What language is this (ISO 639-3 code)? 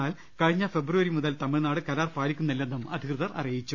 mal